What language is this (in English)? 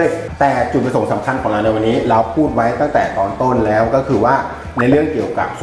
Thai